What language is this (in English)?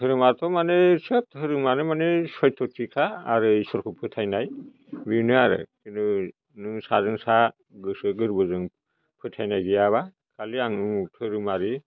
Bodo